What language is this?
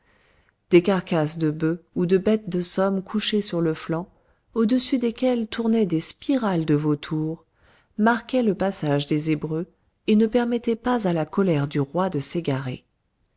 French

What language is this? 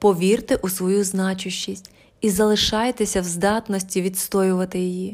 Ukrainian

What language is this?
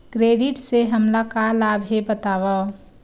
Chhattisgarhi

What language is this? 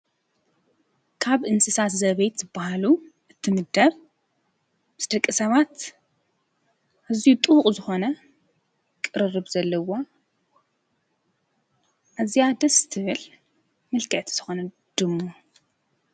Tigrinya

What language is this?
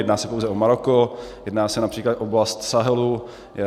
Czech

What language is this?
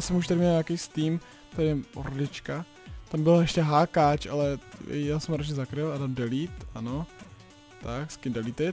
Czech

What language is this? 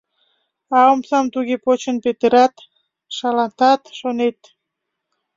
Mari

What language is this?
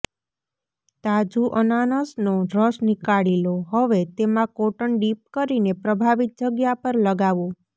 Gujarati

